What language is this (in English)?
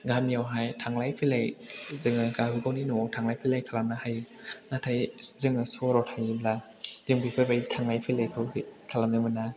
Bodo